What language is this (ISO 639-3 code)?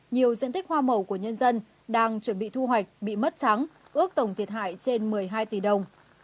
vie